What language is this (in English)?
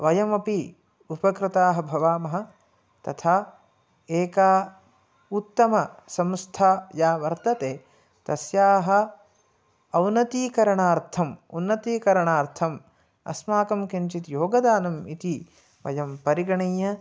Sanskrit